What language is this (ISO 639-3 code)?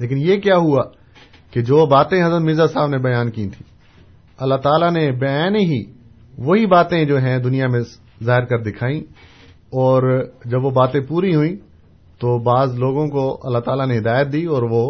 urd